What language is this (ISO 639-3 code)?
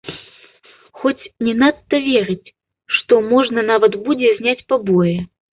bel